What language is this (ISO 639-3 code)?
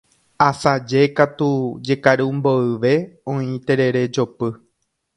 grn